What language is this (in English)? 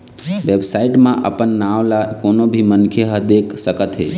Chhattisgarhi